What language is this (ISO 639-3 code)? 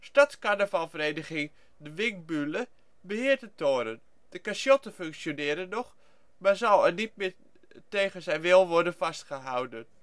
nld